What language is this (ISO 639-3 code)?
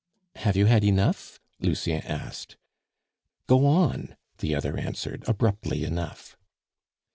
eng